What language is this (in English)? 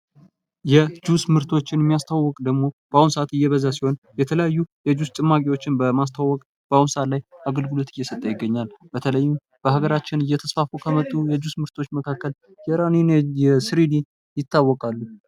Amharic